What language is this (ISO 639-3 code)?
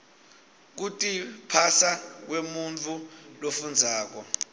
ssw